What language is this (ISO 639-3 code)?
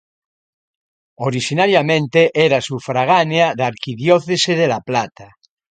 glg